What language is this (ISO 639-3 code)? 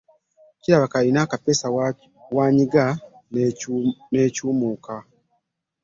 lug